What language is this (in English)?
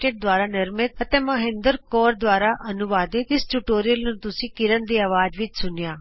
Punjabi